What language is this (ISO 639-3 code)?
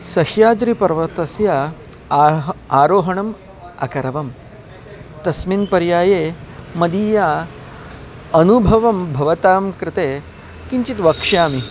san